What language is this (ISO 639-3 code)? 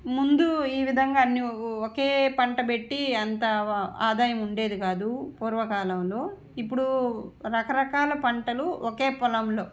tel